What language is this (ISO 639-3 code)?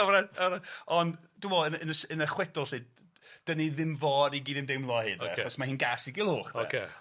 cym